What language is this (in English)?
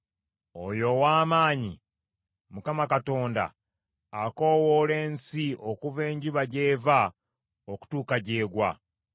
Ganda